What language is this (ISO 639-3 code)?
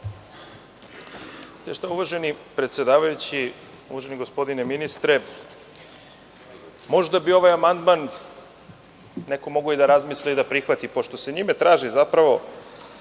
srp